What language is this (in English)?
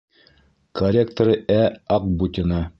Bashkir